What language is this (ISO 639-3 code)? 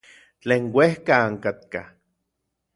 nlv